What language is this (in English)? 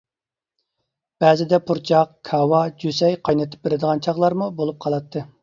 Uyghur